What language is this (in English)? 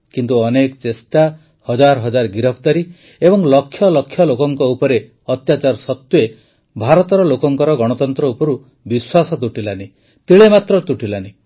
Odia